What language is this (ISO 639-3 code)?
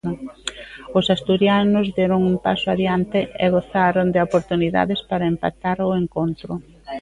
glg